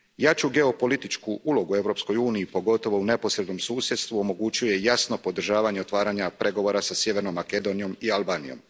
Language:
Croatian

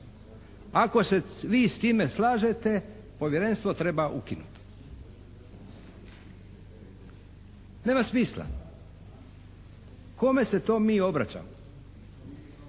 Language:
Croatian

